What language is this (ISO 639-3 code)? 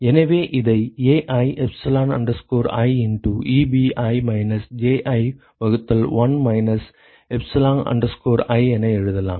tam